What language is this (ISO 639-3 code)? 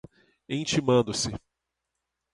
por